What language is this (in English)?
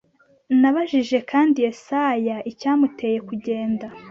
Kinyarwanda